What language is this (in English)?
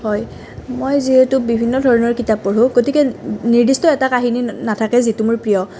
Assamese